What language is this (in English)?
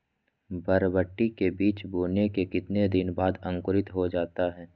Magahi